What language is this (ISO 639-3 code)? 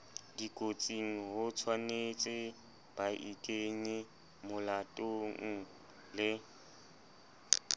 sot